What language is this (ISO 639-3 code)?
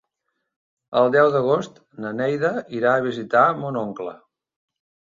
cat